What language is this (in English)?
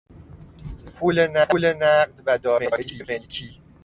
Persian